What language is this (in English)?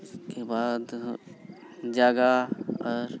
Santali